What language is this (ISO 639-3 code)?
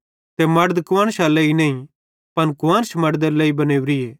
bhd